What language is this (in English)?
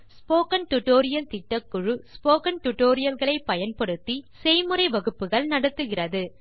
Tamil